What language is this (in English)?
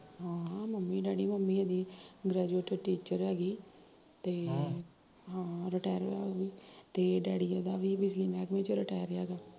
Punjabi